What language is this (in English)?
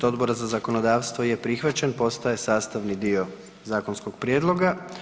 Croatian